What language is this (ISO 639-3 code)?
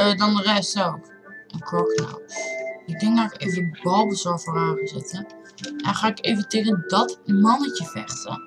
nld